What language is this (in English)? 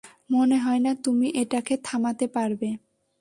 Bangla